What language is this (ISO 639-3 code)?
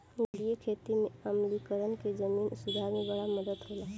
bho